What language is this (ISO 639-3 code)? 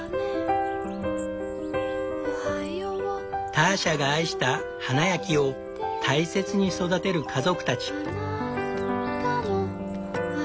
jpn